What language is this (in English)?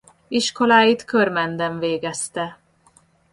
Hungarian